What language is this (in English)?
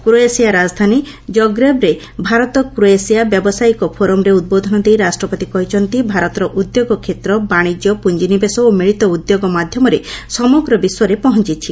Odia